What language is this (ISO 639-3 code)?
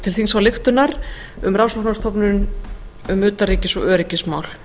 isl